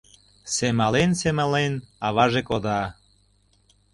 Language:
Mari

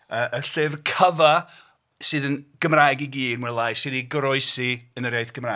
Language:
Welsh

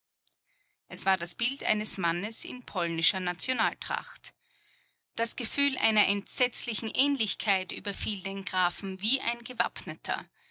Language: German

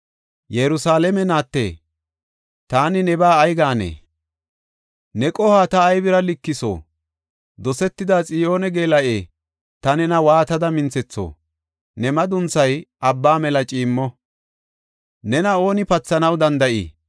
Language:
Gofa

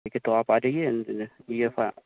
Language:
Urdu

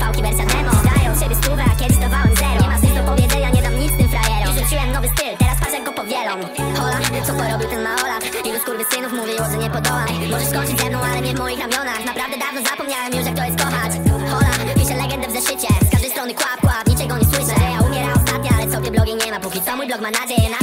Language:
Polish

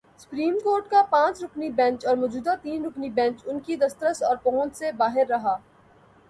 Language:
Urdu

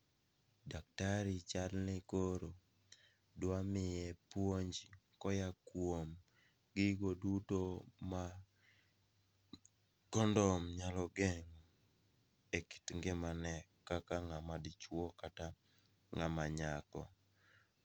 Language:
Luo (Kenya and Tanzania)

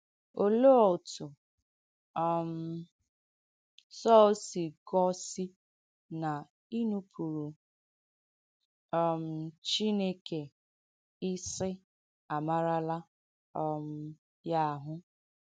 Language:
Igbo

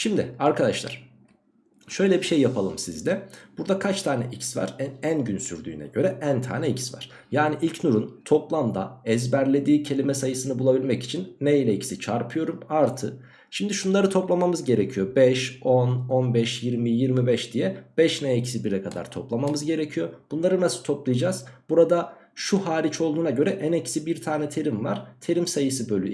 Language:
Turkish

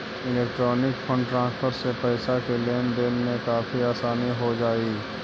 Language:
Magahi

